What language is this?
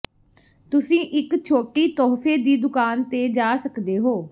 Punjabi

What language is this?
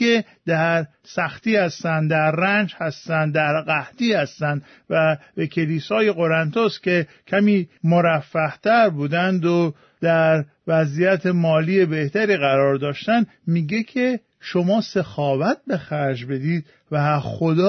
Persian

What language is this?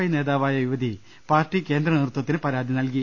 Malayalam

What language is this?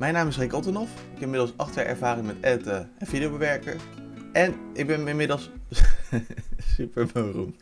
Dutch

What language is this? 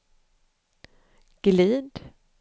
Swedish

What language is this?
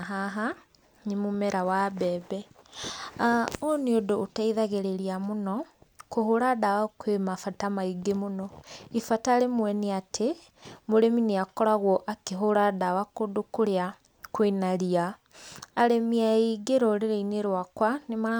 Kikuyu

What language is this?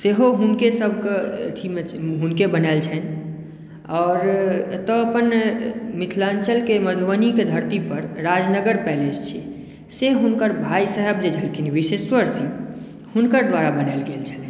Maithili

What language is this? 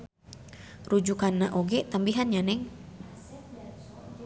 Sundanese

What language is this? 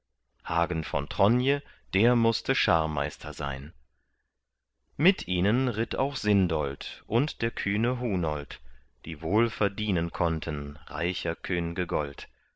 German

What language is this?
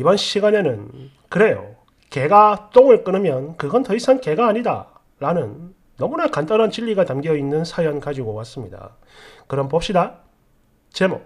Korean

